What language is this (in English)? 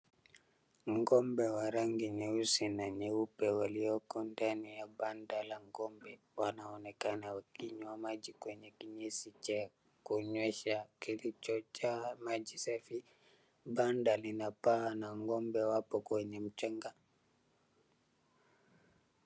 Swahili